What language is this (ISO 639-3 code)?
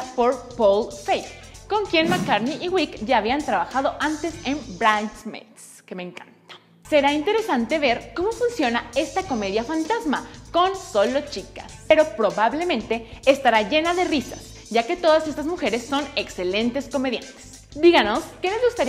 spa